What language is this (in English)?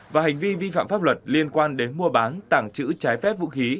Vietnamese